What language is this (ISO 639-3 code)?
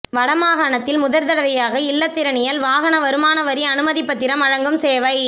tam